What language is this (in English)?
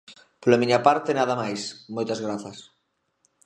Galician